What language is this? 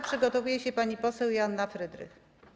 Polish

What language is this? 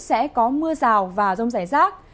Vietnamese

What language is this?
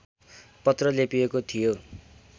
Nepali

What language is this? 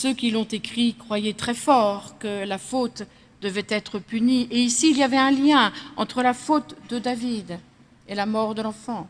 French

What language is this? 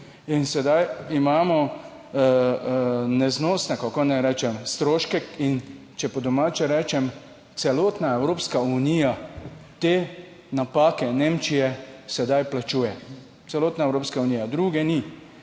Slovenian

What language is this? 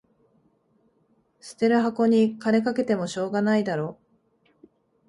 Japanese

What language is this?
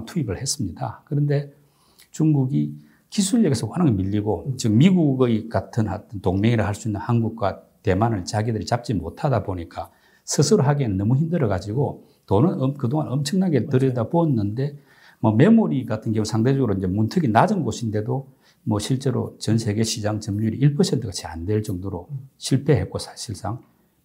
Korean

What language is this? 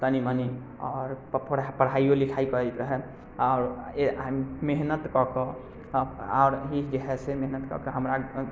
Maithili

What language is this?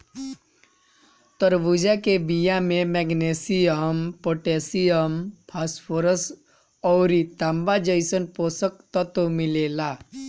Bhojpuri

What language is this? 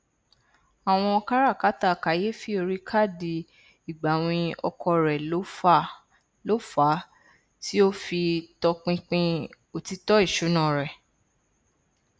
Yoruba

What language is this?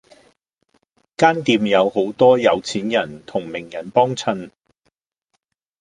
Cantonese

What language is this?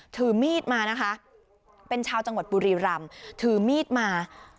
Thai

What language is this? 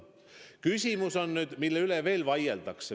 Estonian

